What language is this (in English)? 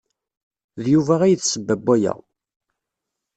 Kabyle